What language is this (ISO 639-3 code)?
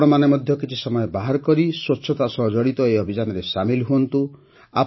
ori